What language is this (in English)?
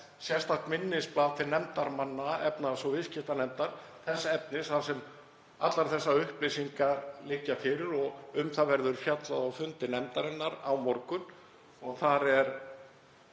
Icelandic